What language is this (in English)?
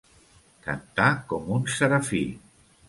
Catalan